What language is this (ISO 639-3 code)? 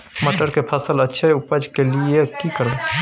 mai